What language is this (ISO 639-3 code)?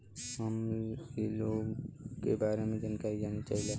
bho